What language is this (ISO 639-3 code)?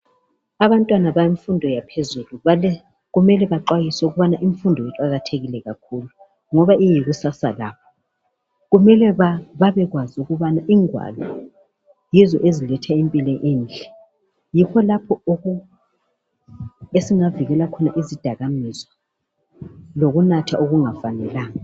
nde